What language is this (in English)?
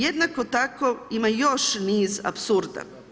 Croatian